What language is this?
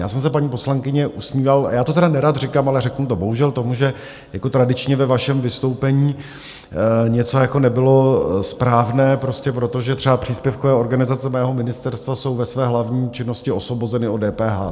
Czech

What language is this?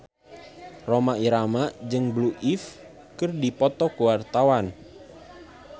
Sundanese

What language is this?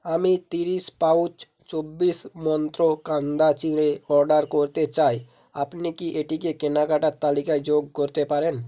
Bangla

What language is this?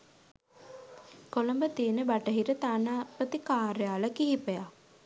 Sinhala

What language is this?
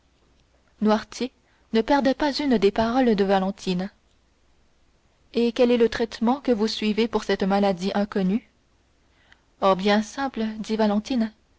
French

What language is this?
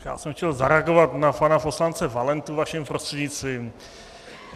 Czech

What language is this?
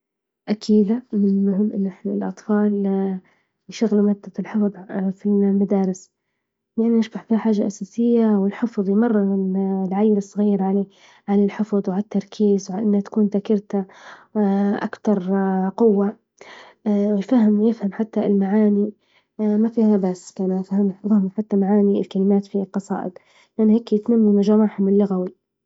Libyan Arabic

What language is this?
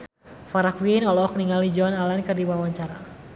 Sundanese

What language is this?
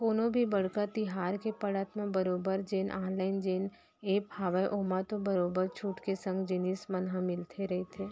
Chhattisgarhi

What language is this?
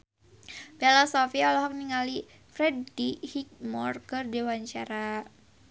Sundanese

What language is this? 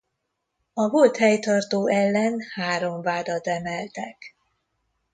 Hungarian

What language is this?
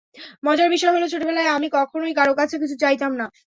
Bangla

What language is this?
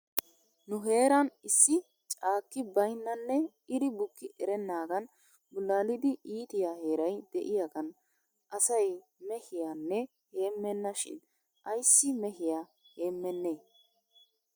Wolaytta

